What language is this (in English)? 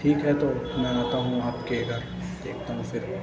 Urdu